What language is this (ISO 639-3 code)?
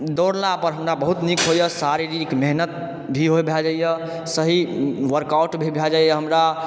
mai